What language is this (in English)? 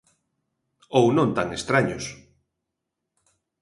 Galician